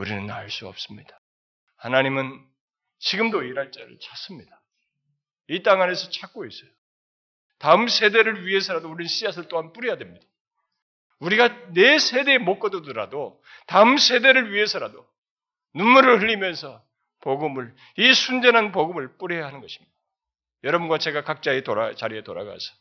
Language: Korean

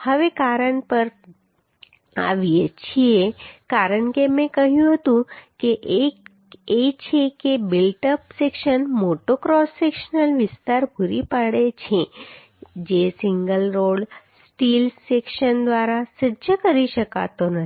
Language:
Gujarati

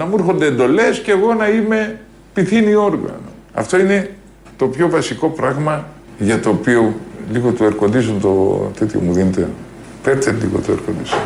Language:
Greek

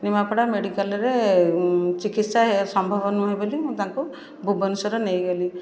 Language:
Odia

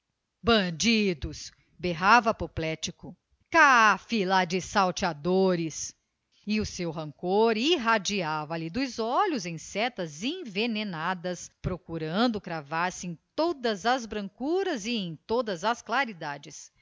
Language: Portuguese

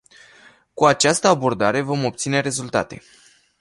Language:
Romanian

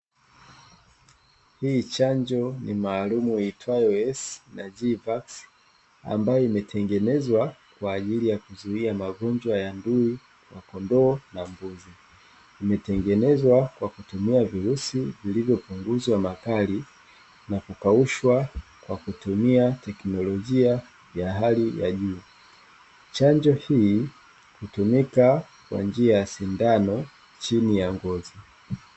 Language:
Swahili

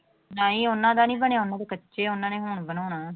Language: Punjabi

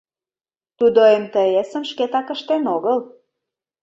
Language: Mari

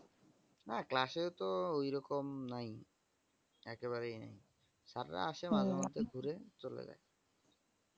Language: Bangla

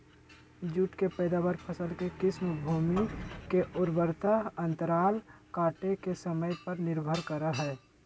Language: Magahi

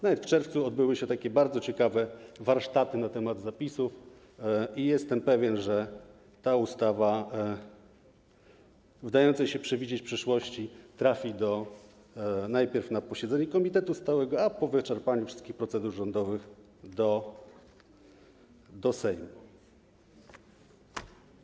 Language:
Polish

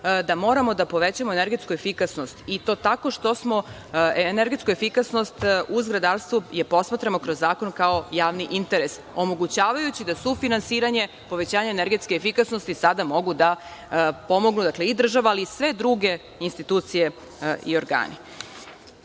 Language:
Serbian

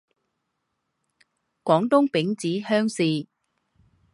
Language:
Chinese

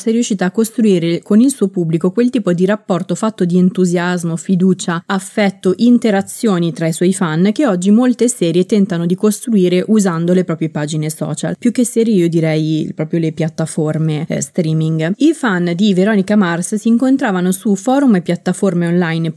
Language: Italian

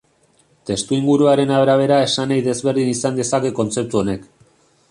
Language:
Basque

